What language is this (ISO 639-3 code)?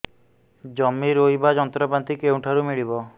ori